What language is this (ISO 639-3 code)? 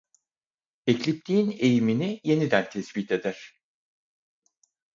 tur